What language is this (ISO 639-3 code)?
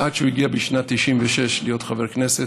heb